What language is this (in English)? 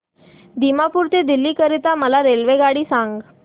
Marathi